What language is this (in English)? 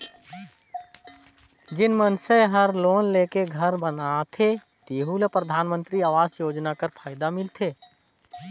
Chhattisgarhi